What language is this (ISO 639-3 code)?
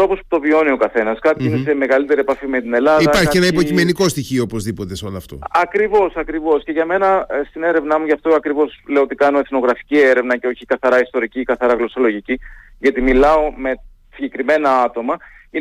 ell